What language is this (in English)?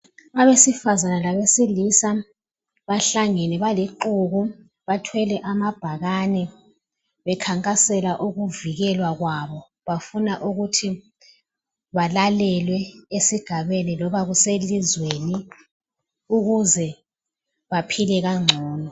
North Ndebele